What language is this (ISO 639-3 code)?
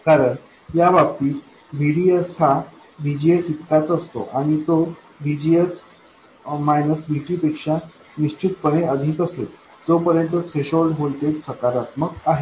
mar